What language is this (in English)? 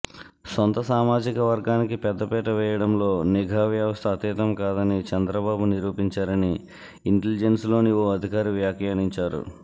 Telugu